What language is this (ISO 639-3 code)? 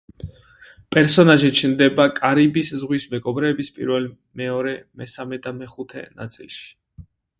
kat